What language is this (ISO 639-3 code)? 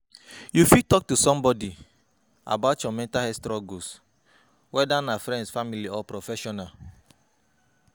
pcm